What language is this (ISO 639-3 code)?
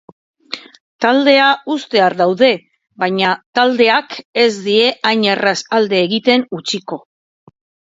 eus